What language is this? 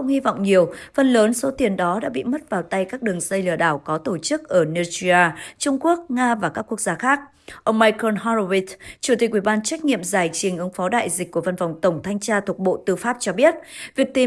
Vietnamese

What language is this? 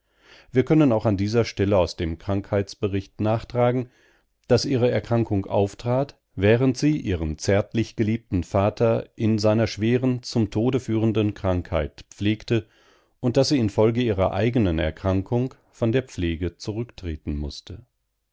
German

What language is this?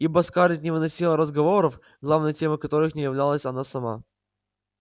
Russian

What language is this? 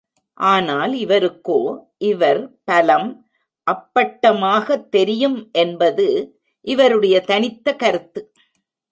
Tamil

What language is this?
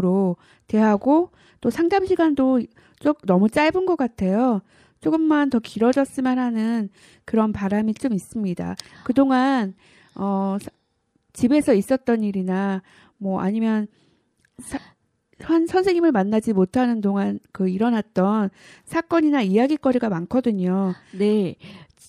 Korean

